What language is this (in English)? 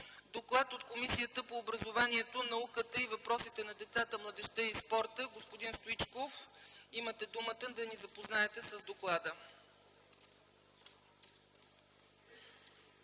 Bulgarian